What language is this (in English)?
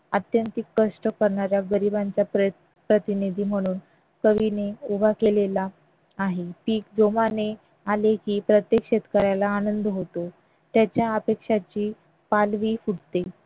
Marathi